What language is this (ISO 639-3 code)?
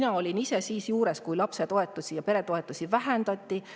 est